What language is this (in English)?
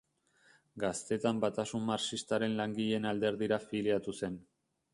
Basque